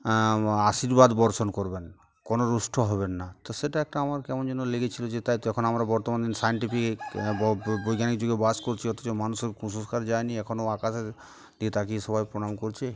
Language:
Bangla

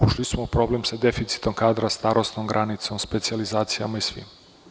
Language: Serbian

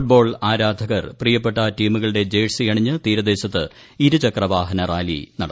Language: Malayalam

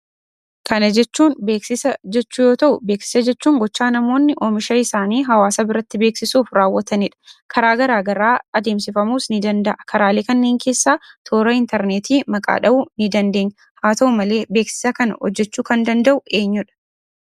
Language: Oromo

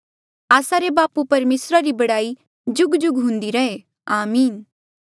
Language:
Mandeali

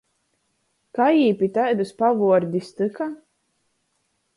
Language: Latgalian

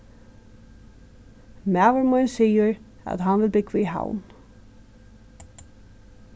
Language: Faroese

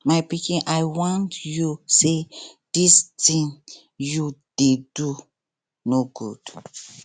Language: Nigerian Pidgin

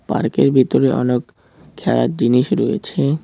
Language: Bangla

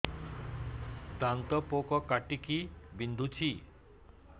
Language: Odia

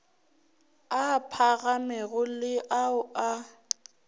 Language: Northern Sotho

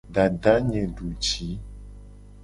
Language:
Gen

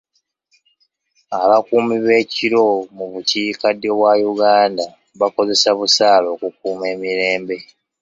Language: Ganda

